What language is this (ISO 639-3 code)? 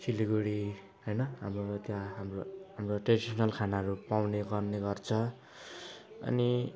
nep